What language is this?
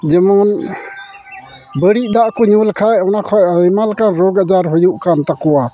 Santali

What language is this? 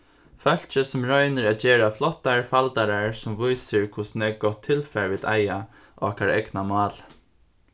Faroese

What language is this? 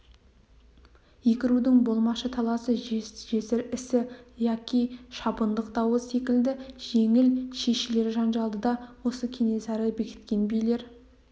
Kazakh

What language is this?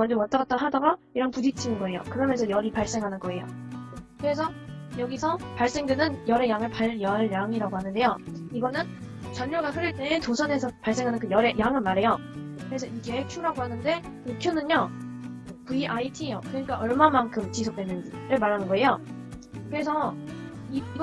Korean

